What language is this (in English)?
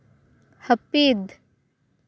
Santali